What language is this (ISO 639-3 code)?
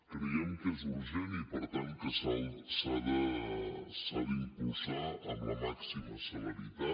cat